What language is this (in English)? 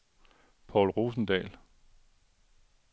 Danish